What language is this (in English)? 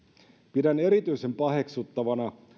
Finnish